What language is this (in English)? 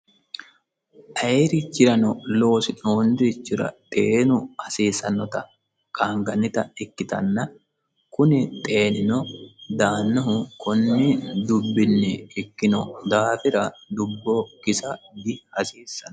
Sidamo